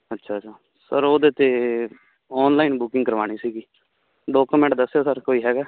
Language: Punjabi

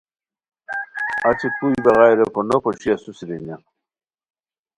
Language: Khowar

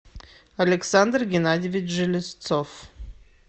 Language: Russian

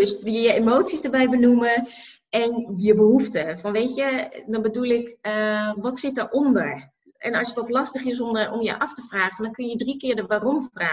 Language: Dutch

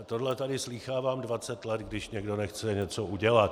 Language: Czech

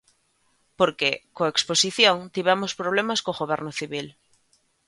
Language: Galician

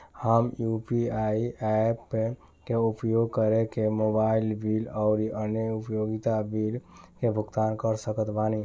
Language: Bhojpuri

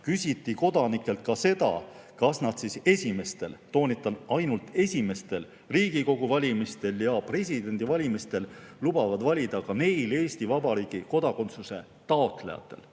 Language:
Estonian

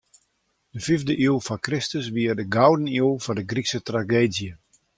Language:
Western Frisian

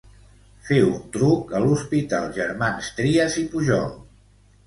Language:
Catalan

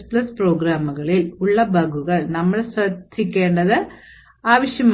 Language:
Malayalam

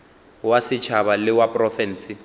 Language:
Northern Sotho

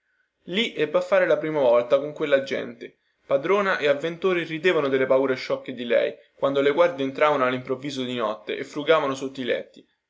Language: Italian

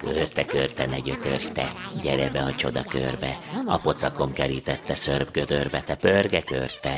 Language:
Hungarian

